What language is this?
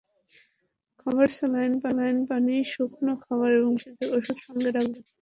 Bangla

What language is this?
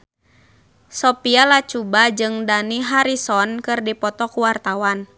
Sundanese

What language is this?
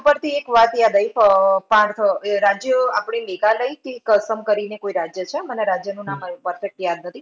Gujarati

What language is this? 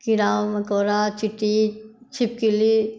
Maithili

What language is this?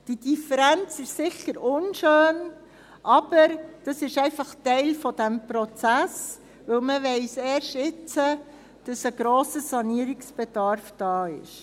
Swiss German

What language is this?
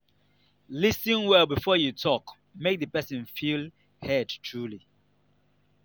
Nigerian Pidgin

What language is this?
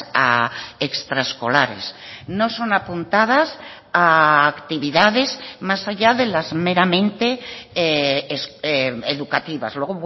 Spanish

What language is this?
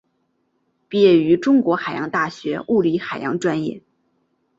Chinese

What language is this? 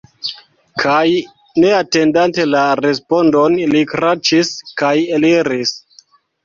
Esperanto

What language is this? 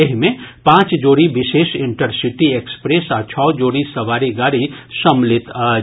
Maithili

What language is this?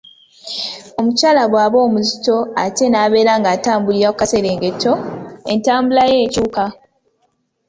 Ganda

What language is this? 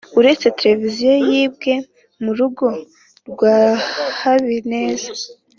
Kinyarwanda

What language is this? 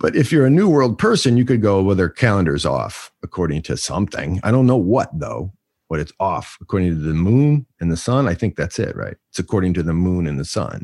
English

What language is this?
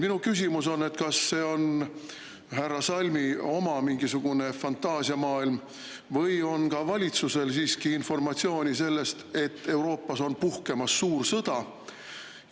Estonian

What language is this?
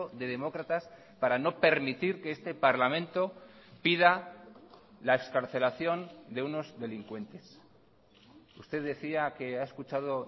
Spanish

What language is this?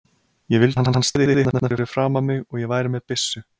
Icelandic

